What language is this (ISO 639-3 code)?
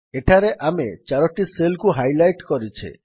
ori